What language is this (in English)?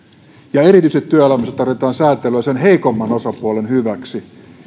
Finnish